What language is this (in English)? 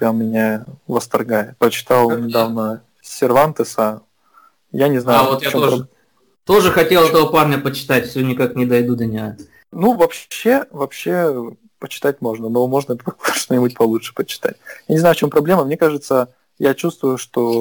Russian